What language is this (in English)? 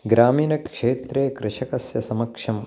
Sanskrit